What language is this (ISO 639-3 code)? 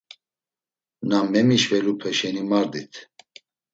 lzz